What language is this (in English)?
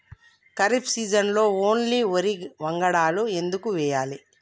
Telugu